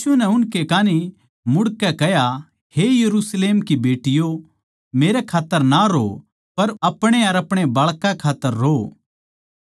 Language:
Haryanvi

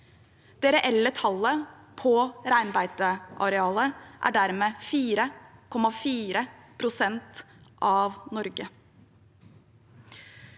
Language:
Norwegian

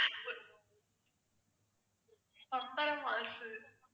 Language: Tamil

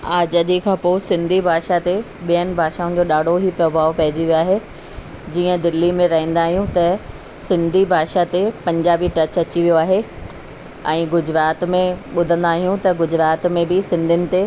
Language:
Sindhi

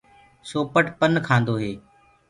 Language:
Gurgula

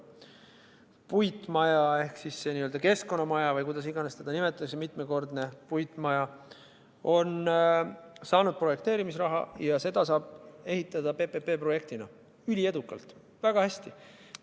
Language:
Estonian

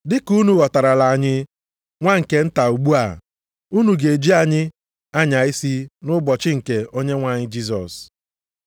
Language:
Igbo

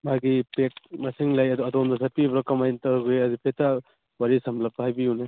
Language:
Manipuri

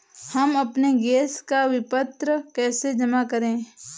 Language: Hindi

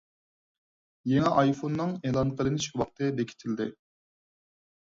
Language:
Uyghur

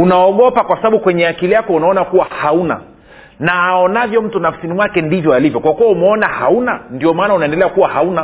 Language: Swahili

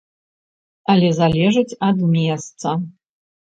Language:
Belarusian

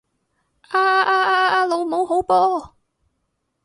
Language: Cantonese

